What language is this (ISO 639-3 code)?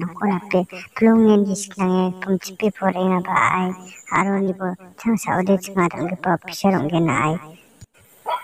tha